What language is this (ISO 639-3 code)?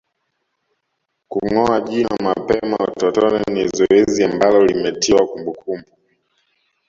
swa